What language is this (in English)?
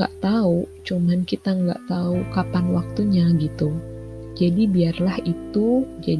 Indonesian